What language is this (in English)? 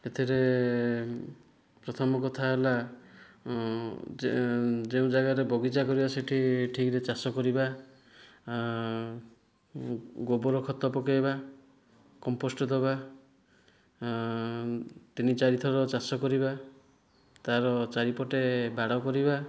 Odia